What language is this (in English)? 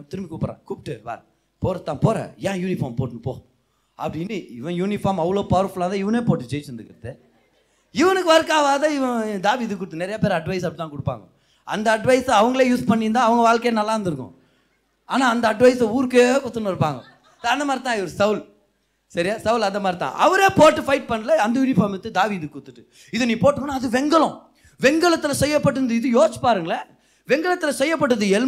Tamil